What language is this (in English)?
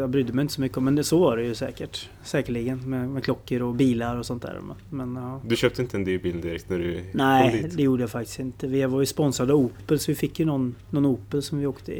Swedish